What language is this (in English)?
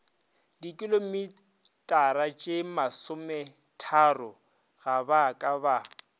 Northern Sotho